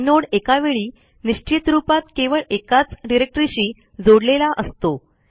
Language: Marathi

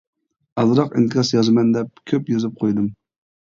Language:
Uyghur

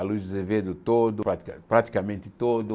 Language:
Portuguese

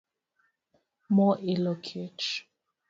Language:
Luo (Kenya and Tanzania)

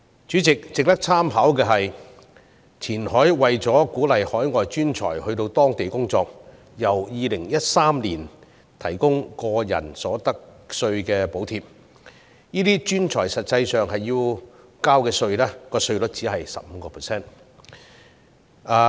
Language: Cantonese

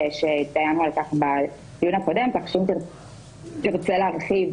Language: Hebrew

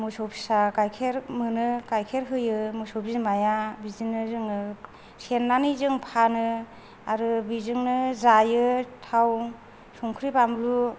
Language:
Bodo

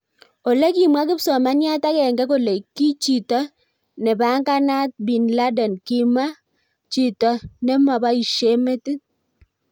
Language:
Kalenjin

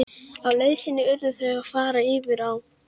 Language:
Icelandic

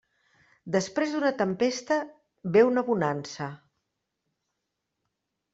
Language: Catalan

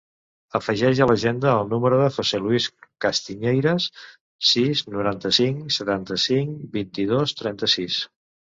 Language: Catalan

